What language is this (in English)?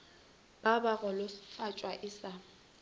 Northern Sotho